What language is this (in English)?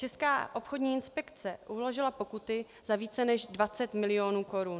Czech